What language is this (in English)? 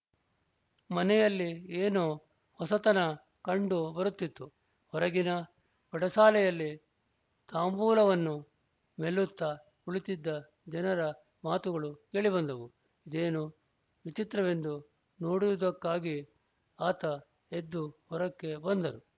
Kannada